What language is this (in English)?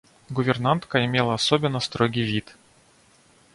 Russian